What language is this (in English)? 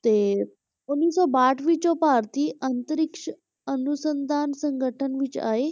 Punjabi